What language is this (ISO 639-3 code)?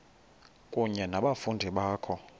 xho